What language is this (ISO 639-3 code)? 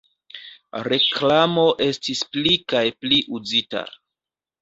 epo